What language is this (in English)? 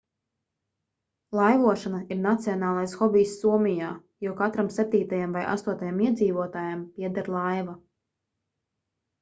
Latvian